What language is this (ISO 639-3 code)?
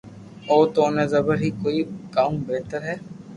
lrk